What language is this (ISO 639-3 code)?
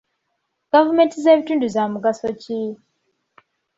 lug